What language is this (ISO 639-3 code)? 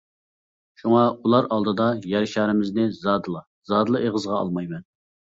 uig